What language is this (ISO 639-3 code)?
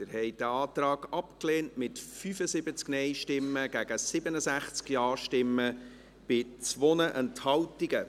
gsw